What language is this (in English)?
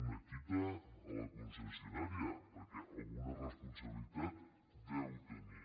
Catalan